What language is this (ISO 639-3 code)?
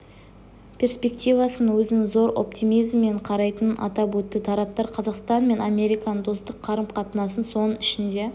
kaz